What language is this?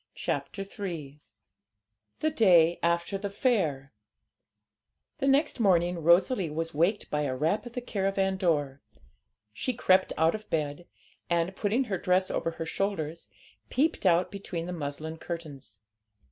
English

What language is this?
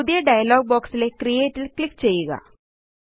Malayalam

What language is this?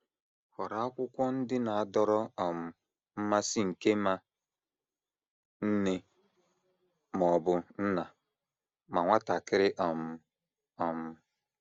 Igbo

